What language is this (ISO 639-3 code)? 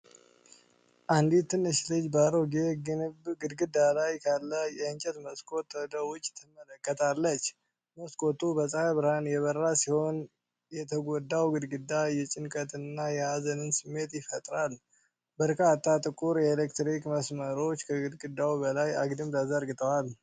amh